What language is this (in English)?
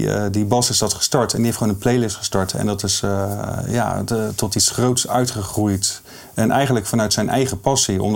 Dutch